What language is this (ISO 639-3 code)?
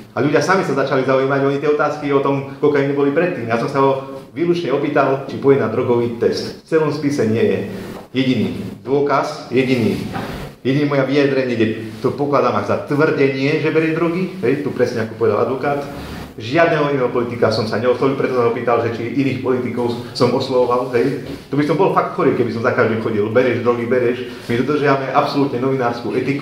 slk